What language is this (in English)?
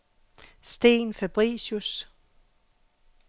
Danish